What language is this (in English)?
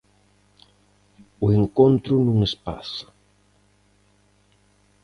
Galician